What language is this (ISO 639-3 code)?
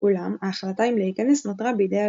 heb